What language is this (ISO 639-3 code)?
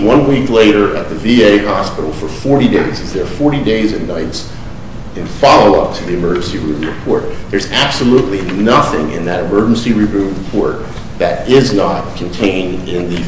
eng